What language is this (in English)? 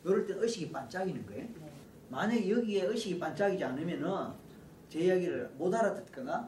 Korean